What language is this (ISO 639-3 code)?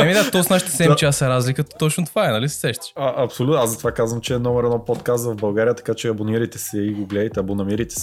bul